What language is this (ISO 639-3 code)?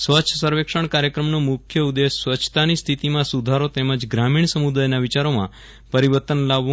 guj